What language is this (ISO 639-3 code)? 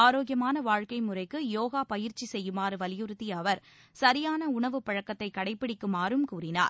tam